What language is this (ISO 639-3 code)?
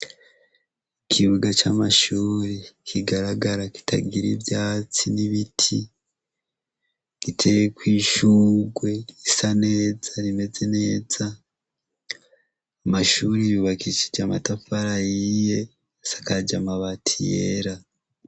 run